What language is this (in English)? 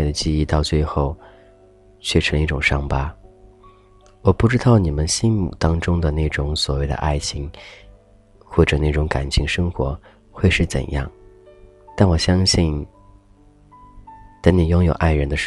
Chinese